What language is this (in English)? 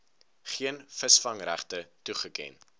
Afrikaans